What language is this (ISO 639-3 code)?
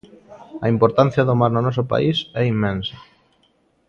glg